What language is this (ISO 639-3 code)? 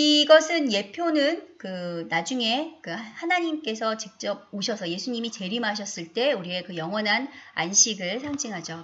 kor